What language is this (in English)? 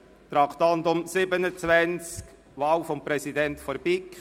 Swiss German